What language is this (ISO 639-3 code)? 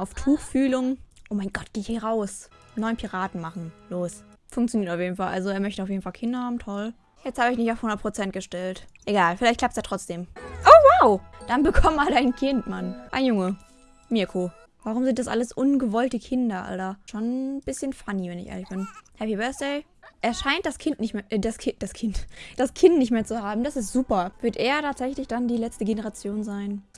deu